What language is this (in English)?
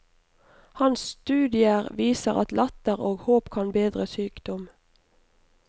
Norwegian